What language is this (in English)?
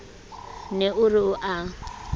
Southern Sotho